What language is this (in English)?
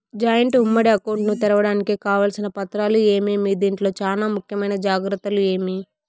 Telugu